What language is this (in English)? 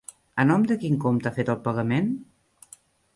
Catalan